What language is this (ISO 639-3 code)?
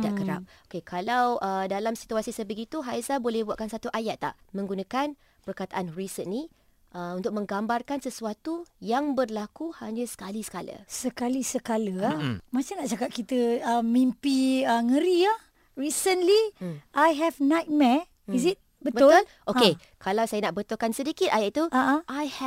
msa